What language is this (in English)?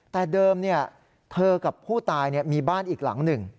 Thai